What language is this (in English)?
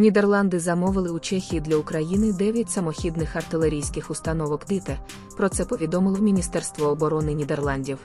Ukrainian